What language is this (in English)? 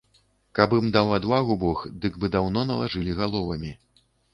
Belarusian